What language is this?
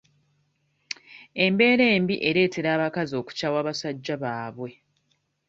Ganda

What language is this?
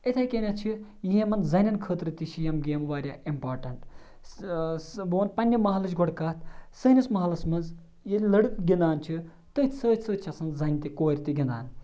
Kashmiri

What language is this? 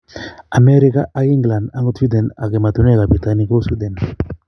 Kalenjin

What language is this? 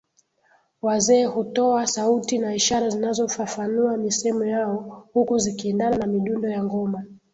Swahili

